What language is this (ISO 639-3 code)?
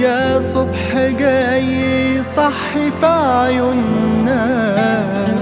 ara